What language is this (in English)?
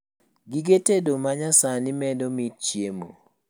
Luo (Kenya and Tanzania)